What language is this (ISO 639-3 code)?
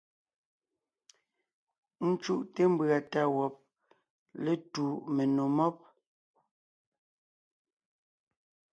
nnh